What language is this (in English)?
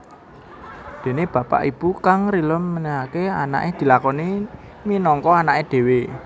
Javanese